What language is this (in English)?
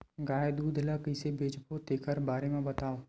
Chhattisgarhi